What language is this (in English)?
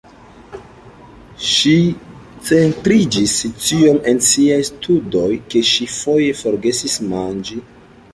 Esperanto